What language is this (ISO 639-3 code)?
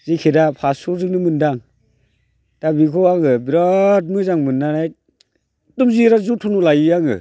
brx